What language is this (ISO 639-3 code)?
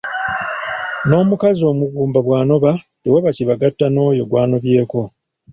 lug